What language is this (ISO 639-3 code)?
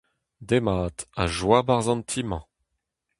bre